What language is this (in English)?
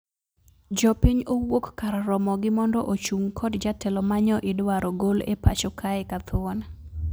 Luo (Kenya and Tanzania)